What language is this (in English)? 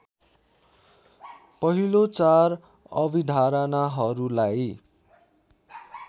Nepali